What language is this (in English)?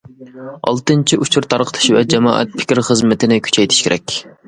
Uyghur